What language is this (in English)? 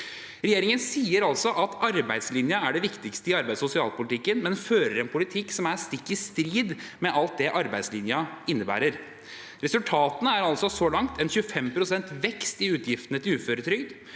Norwegian